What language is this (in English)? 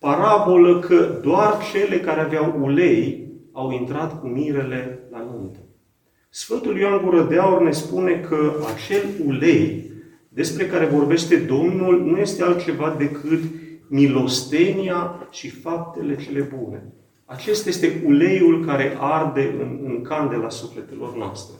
Romanian